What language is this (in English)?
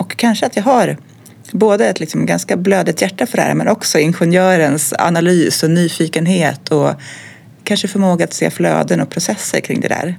Swedish